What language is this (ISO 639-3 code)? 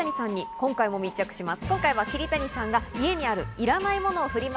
jpn